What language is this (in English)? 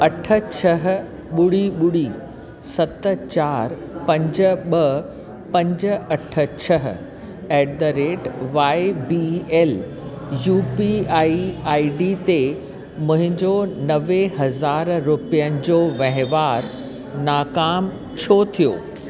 Sindhi